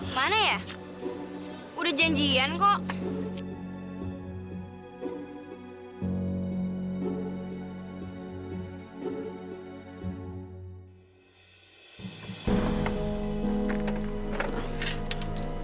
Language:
Indonesian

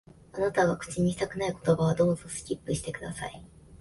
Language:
Japanese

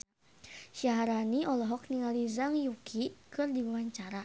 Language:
Sundanese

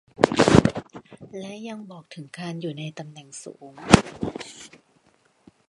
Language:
Thai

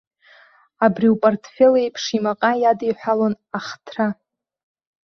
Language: Abkhazian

